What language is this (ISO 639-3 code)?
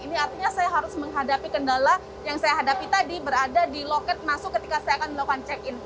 ind